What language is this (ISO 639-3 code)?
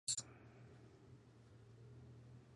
spa